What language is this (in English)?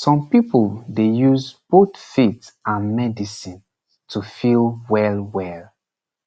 Nigerian Pidgin